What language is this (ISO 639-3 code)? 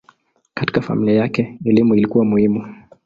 swa